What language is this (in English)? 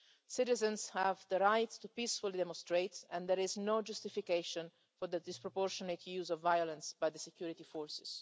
English